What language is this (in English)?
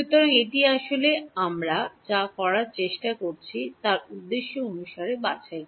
Bangla